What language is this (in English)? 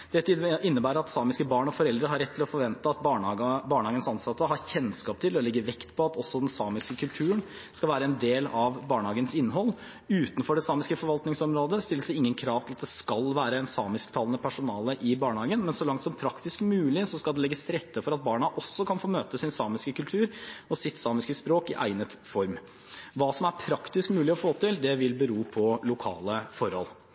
Norwegian Bokmål